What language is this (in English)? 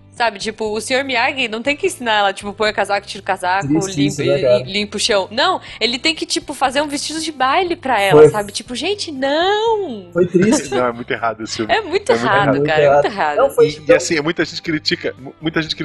Portuguese